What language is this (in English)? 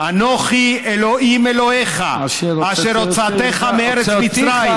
Hebrew